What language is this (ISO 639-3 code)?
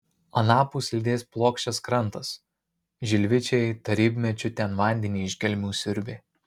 lit